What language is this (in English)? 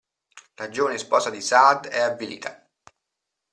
Italian